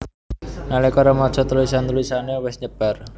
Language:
Javanese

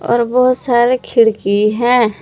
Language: Hindi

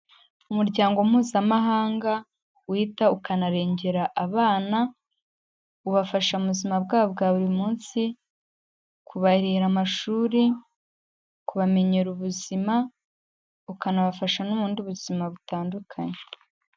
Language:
Kinyarwanda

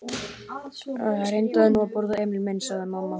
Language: Icelandic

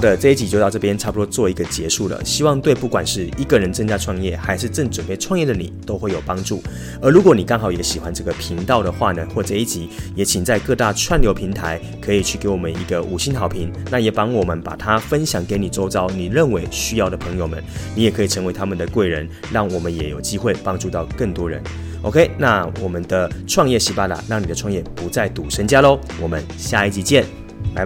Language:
Chinese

